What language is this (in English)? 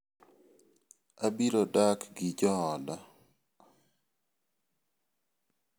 Luo (Kenya and Tanzania)